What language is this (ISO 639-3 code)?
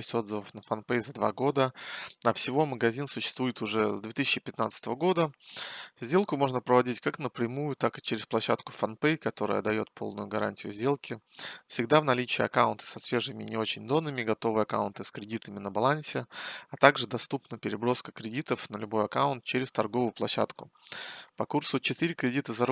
rus